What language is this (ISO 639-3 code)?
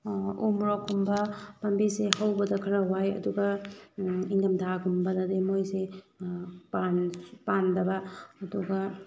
mni